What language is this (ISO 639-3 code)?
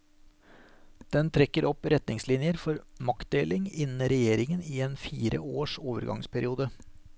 nor